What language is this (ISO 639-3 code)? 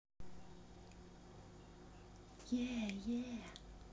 rus